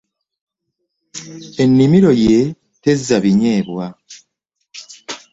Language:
Ganda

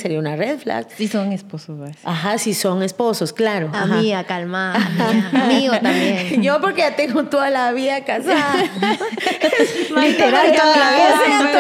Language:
Spanish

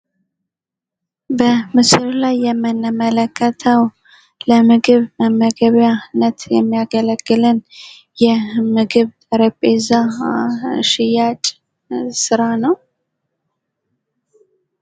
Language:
Amharic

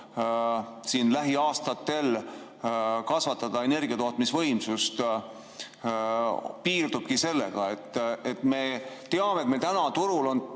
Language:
Estonian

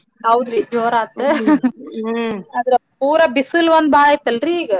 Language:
Kannada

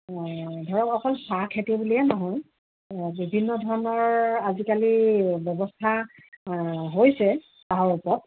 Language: Assamese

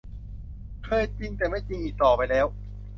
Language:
Thai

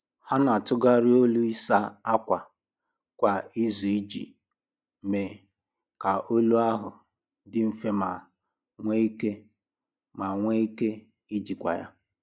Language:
Igbo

